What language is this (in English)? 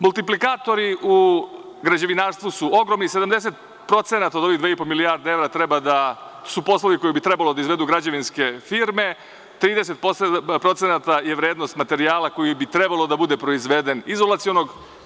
Serbian